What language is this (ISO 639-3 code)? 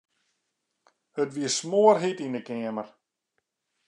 fry